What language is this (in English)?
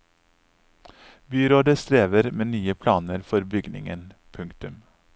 Norwegian